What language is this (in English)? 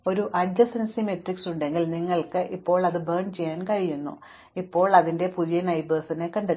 Malayalam